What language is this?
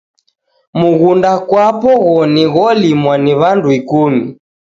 Taita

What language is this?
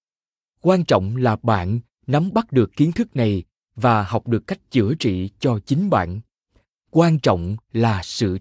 Vietnamese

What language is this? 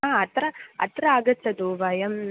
Sanskrit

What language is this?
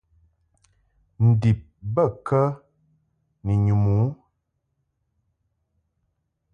Mungaka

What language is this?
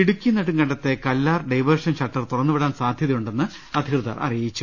Malayalam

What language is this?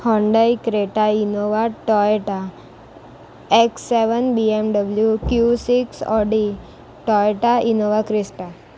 Gujarati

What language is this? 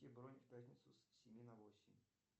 Russian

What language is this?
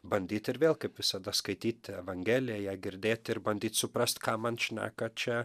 Lithuanian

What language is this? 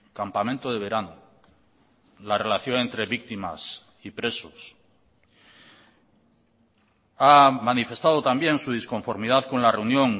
Spanish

